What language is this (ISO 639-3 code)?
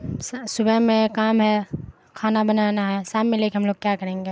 urd